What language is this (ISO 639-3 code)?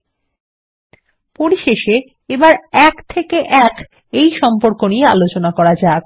ben